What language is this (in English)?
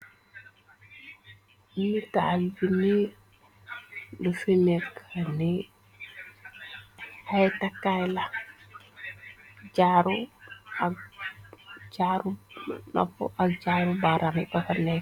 Wolof